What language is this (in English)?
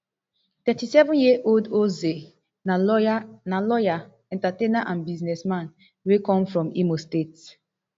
Nigerian Pidgin